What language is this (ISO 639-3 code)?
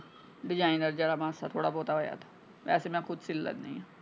pan